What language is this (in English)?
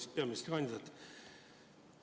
Estonian